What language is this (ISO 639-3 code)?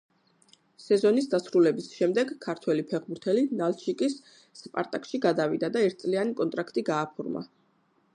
kat